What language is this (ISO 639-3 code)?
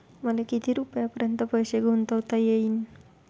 mar